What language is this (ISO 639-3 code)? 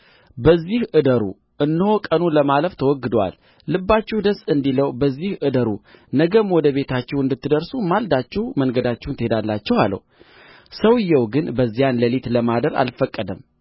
amh